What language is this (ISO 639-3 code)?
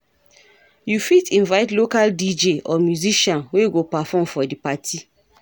pcm